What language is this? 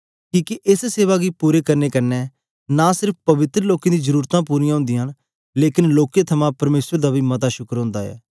Dogri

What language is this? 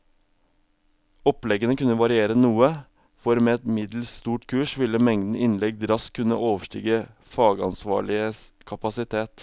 Norwegian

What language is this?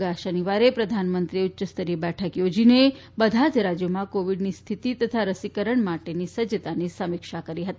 Gujarati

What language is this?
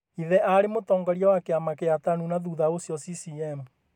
Kikuyu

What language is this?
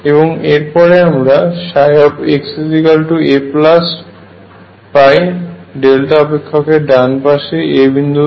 Bangla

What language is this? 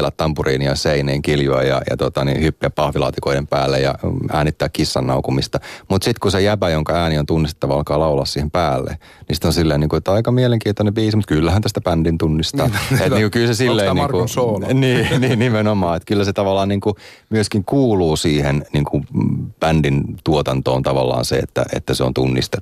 Finnish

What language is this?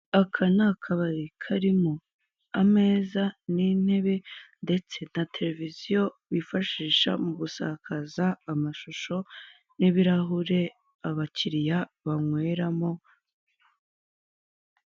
Kinyarwanda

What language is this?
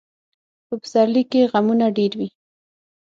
Pashto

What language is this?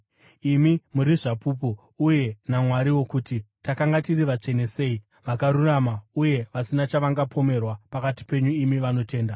Shona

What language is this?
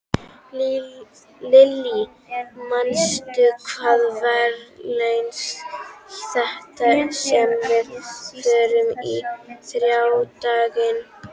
Icelandic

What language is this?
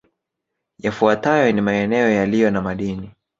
Swahili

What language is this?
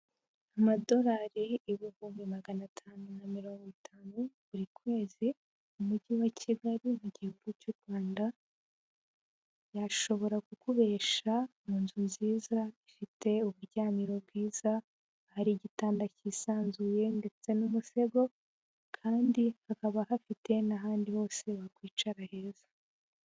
Kinyarwanda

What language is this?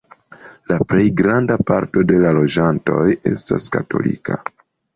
Esperanto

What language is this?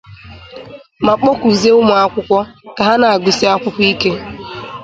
Igbo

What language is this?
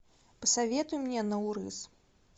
Russian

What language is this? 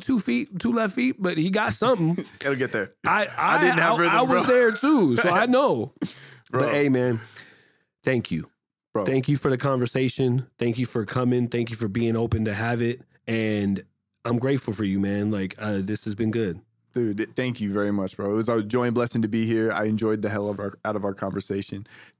English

